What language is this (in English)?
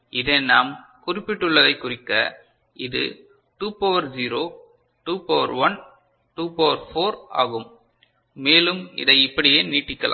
Tamil